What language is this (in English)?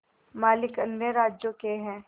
Hindi